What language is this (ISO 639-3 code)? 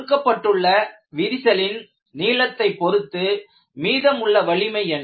tam